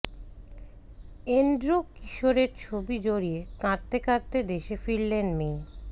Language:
Bangla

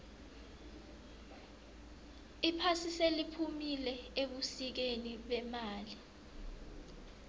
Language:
South Ndebele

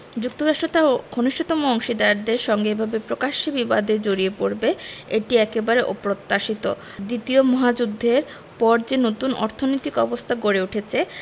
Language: Bangla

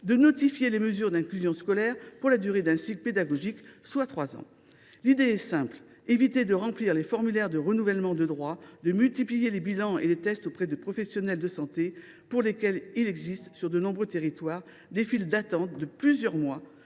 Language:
French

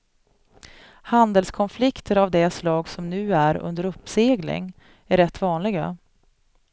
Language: Swedish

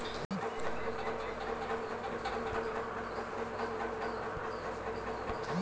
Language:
Magahi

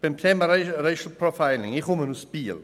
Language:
Swiss German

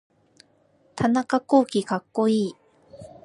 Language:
Japanese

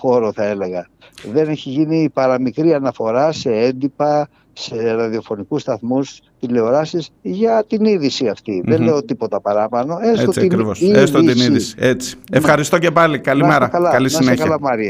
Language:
Greek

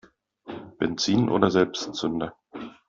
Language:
German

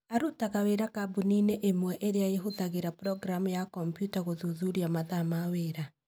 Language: Kikuyu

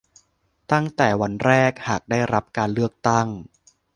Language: Thai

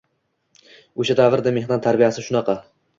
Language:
Uzbek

